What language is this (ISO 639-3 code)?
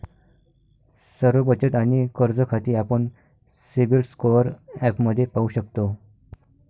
mar